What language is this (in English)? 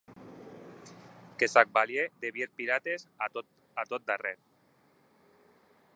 Occitan